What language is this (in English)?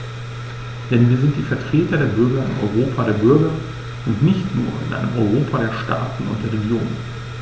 German